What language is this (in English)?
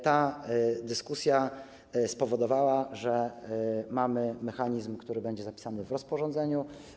Polish